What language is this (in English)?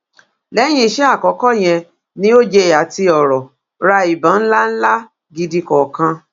Yoruba